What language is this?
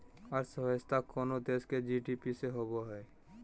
Magahi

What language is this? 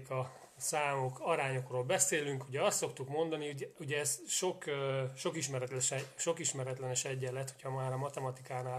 Hungarian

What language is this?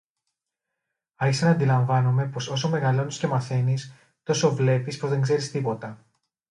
Greek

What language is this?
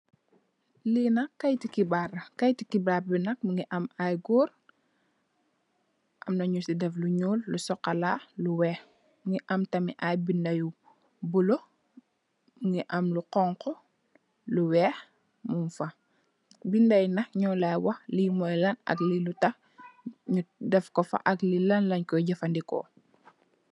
Wolof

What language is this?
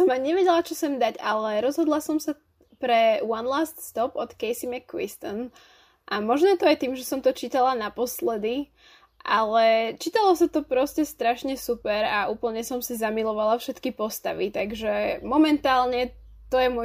Slovak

